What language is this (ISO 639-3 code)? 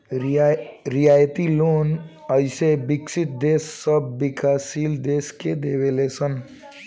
bho